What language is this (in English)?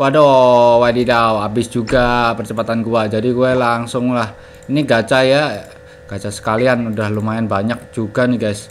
Indonesian